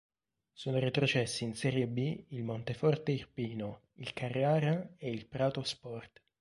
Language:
Italian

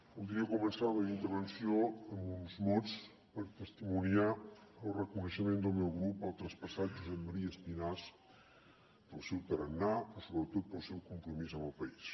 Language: Catalan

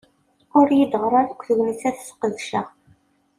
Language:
Kabyle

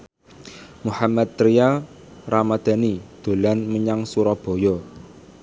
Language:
Javanese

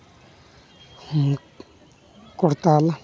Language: Santali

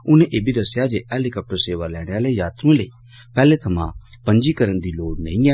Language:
Dogri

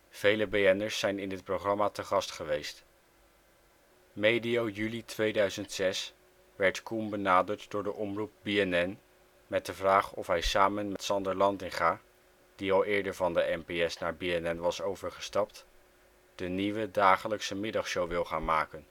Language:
Dutch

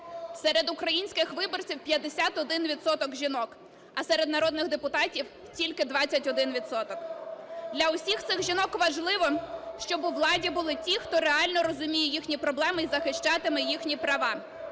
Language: Ukrainian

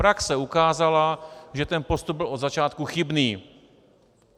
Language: Czech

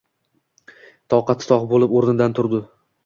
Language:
Uzbek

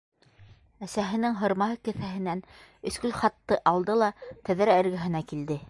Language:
Bashkir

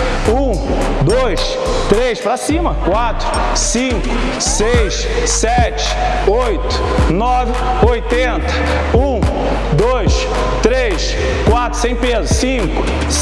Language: Portuguese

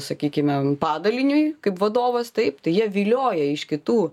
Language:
Lithuanian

